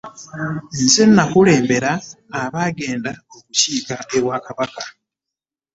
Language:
Ganda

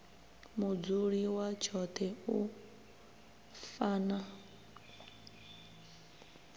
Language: Venda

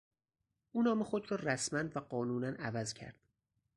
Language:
Persian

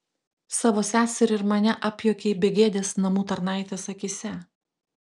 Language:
Lithuanian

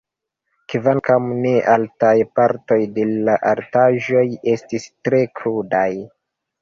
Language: Esperanto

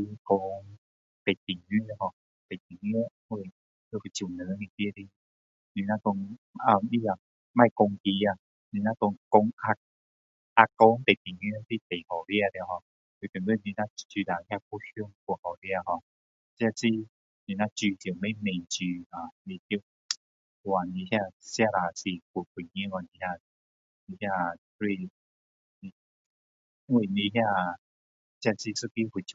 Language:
Min Dong Chinese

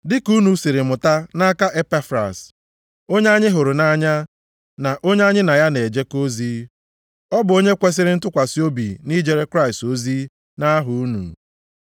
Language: Igbo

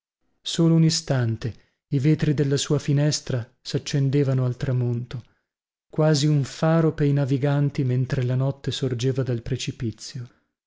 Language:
Italian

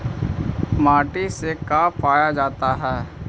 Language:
Magahi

